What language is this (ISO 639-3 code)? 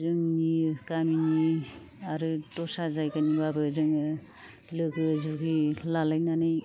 brx